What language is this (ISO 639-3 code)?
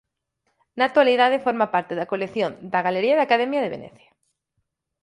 glg